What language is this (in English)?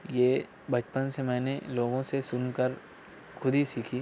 Urdu